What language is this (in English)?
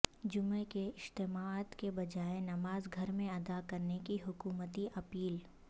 Urdu